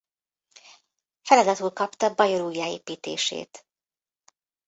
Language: Hungarian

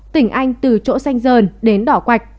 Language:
Vietnamese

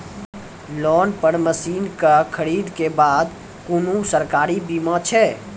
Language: Maithili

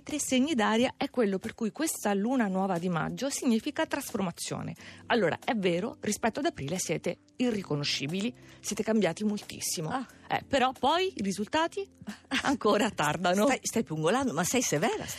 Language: Italian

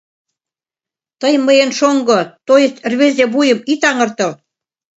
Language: Mari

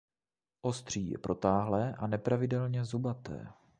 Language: Czech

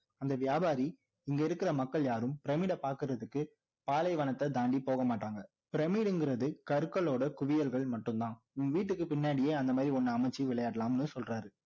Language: Tamil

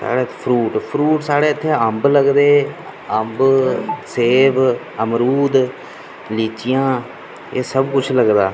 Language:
Dogri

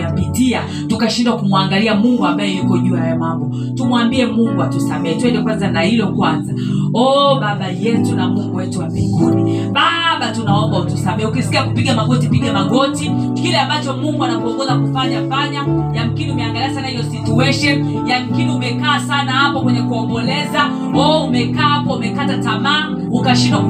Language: Swahili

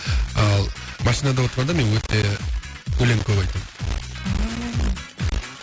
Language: Kazakh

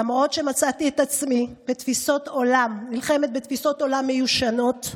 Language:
Hebrew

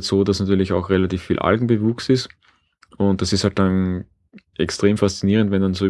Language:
German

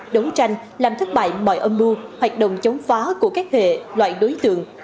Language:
Vietnamese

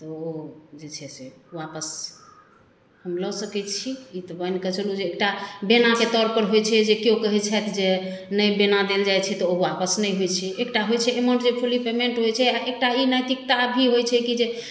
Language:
Maithili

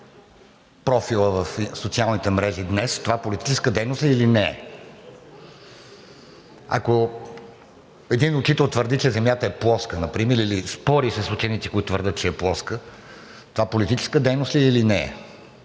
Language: Bulgarian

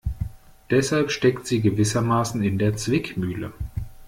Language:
German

